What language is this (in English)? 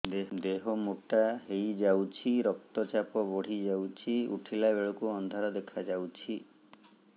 Odia